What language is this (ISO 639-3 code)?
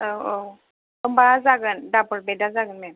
brx